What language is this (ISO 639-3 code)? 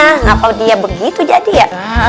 ind